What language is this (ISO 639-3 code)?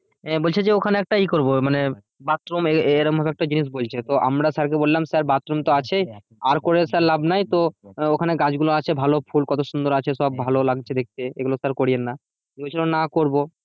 ben